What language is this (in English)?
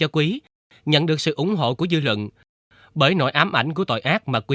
Vietnamese